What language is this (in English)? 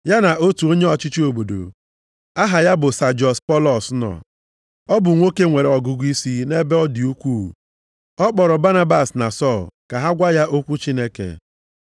Igbo